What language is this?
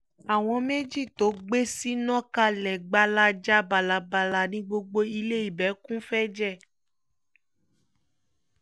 Yoruba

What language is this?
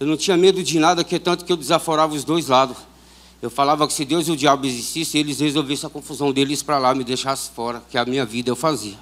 Portuguese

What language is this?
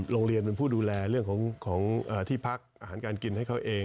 Thai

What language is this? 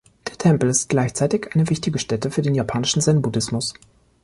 German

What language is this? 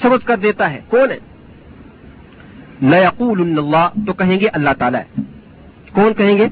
Urdu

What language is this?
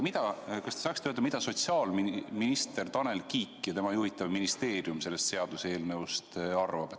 Estonian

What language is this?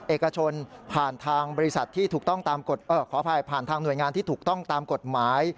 Thai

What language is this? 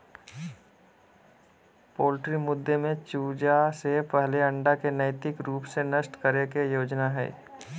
Magahi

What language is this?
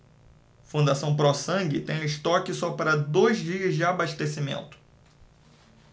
Portuguese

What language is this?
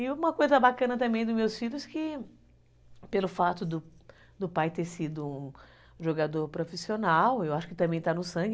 Portuguese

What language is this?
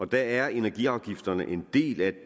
Danish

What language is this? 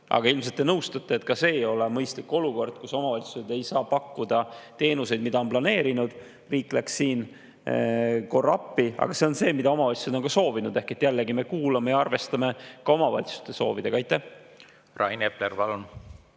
Estonian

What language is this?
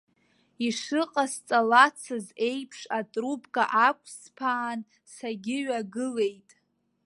Abkhazian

